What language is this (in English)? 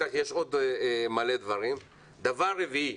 Hebrew